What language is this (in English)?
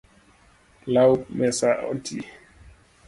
Luo (Kenya and Tanzania)